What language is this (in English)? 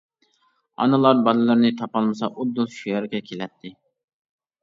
Uyghur